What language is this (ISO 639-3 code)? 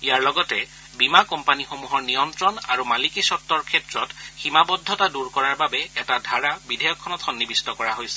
asm